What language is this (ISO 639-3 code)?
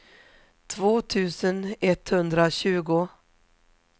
swe